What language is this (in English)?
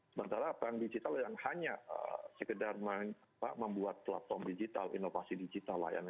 Indonesian